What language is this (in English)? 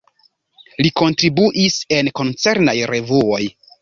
Esperanto